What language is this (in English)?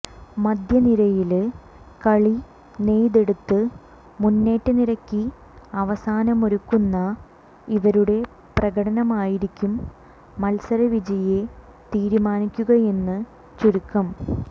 Malayalam